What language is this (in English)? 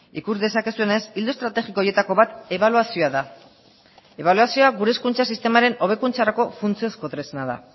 Basque